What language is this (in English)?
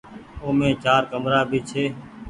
Goaria